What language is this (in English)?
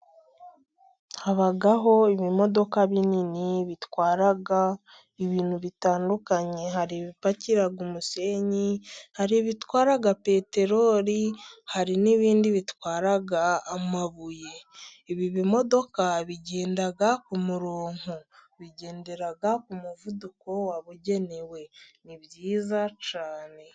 Kinyarwanda